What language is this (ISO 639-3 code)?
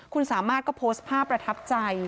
tha